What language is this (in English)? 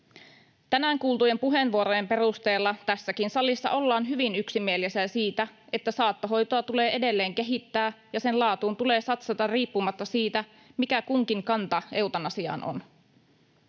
Finnish